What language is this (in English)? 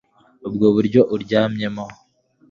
Kinyarwanda